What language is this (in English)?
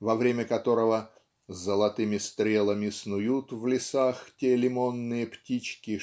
Russian